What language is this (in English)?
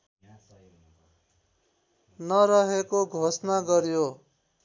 Nepali